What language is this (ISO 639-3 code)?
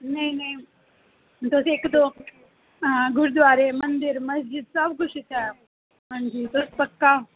doi